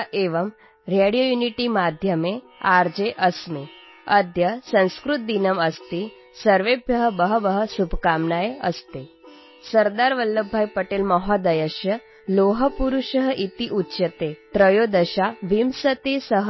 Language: Malayalam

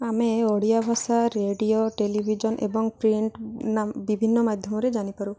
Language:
Odia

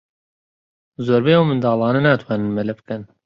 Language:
Central Kurdish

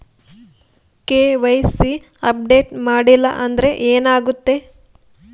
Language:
Kannada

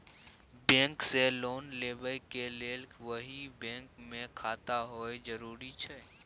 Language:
Maithili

